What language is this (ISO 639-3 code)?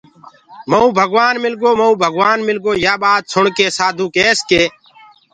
ggg